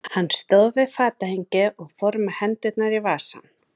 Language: Icelandic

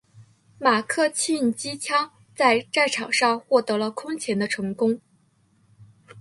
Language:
Chinese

